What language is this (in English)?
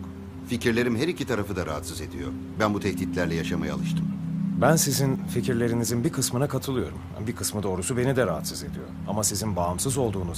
Turkish